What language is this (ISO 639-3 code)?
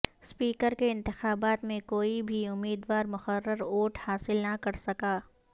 urd